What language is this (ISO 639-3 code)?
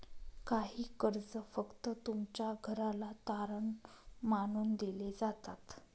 mar